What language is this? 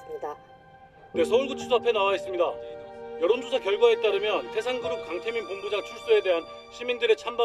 Korean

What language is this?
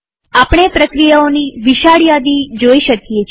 Gujarati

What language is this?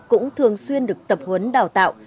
Vietnamese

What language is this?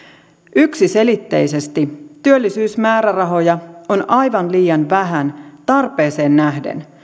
Finnish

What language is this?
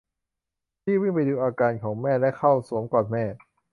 Thai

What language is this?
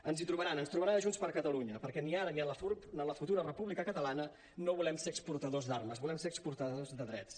Catalan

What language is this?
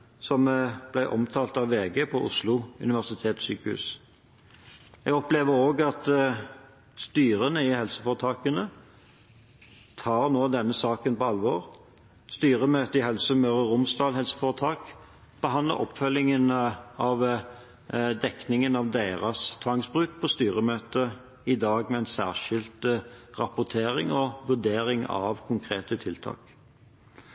Norwegian Bokmål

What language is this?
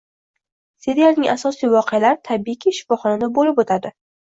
Uzbek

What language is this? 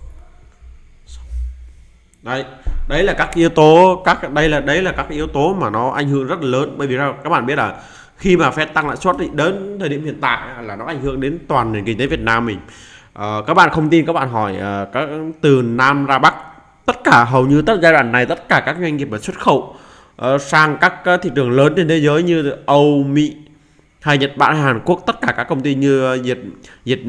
Vietnamese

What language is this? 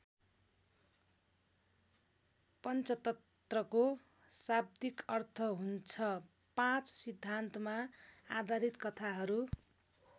Nepali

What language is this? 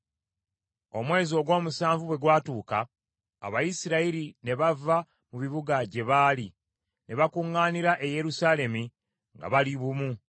Ganda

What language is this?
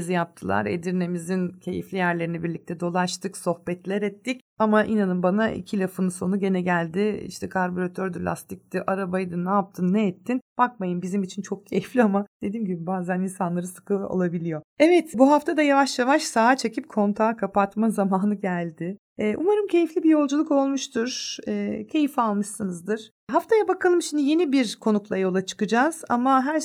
Turkish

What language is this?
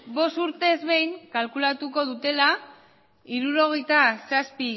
Basque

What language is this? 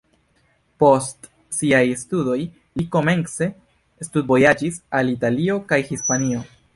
Esperanto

